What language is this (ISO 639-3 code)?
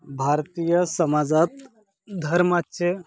mar